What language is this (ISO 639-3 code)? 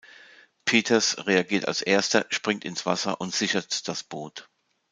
deu